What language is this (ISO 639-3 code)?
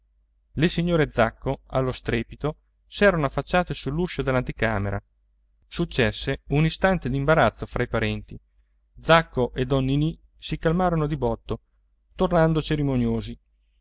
ita